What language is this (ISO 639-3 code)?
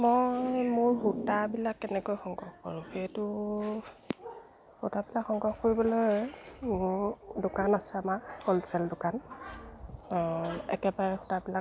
asm